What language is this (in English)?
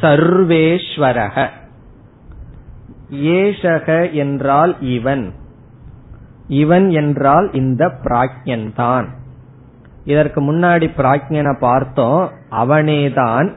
Tamil